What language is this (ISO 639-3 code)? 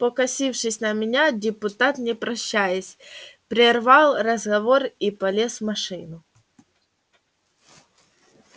rus